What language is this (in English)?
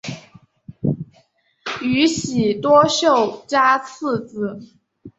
Chinese